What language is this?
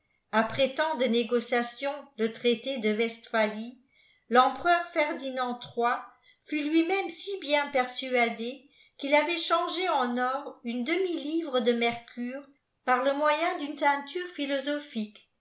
French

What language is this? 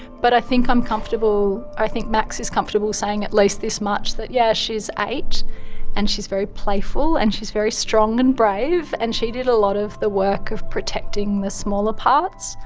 English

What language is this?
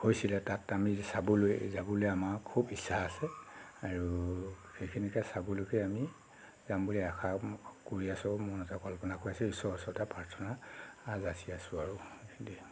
Assamese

